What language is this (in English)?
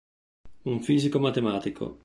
Italian